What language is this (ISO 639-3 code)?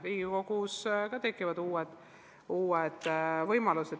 est